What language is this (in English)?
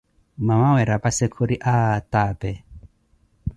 Koti